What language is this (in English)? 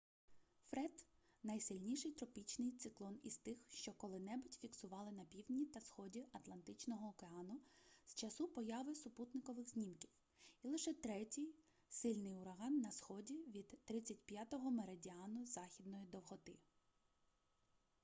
Ukrainian